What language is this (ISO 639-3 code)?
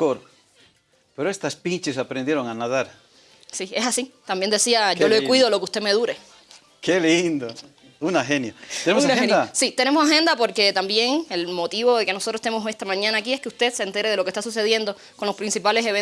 spa